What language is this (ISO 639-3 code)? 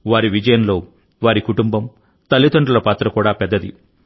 tel